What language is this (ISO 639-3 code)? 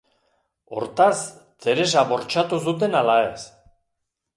eus